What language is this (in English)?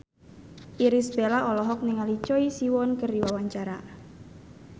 Sundanese